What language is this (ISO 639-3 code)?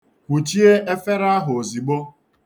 ibo